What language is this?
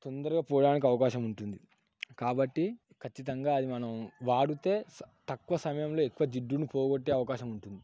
Telugu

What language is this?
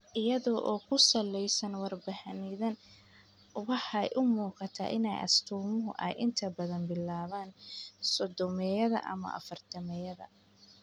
Somali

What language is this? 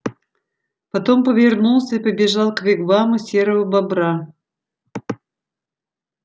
Russian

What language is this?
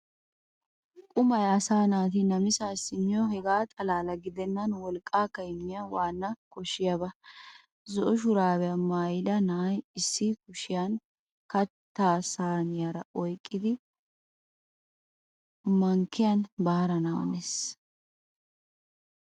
Wolaytta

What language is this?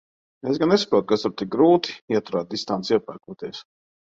Latvian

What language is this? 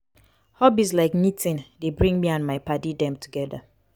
Nigerian Pidgin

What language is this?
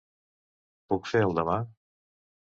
Catalan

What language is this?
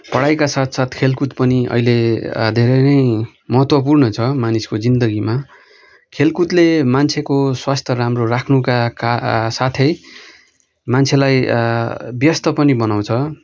Nepali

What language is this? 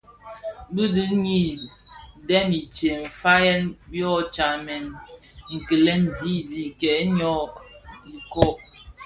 Bafia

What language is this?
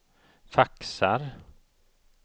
Swedish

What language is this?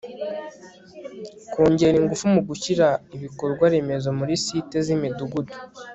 Kinyarwanda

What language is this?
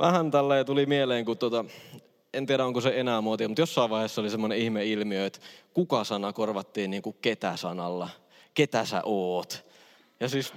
Finnish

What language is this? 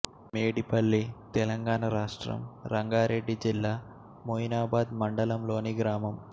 Telugu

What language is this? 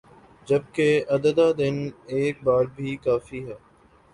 Urdu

